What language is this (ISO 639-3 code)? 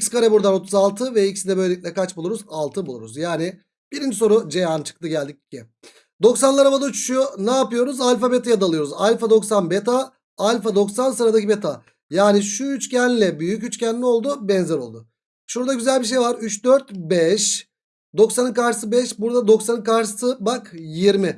tur